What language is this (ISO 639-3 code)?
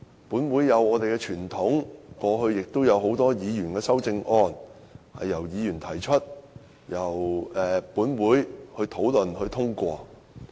yue